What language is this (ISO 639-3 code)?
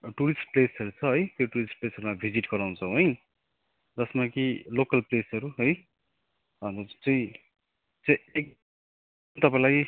nep